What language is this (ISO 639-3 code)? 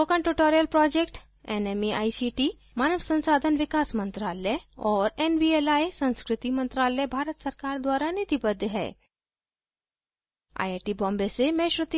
hin